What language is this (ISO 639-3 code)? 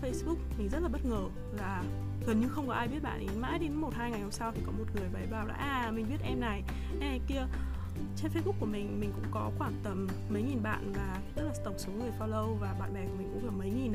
vie